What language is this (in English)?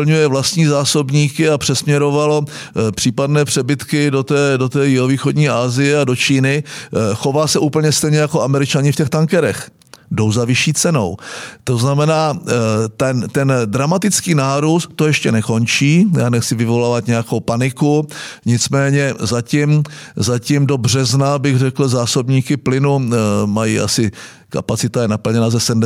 Czech